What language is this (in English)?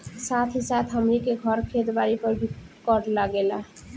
Bhojpuri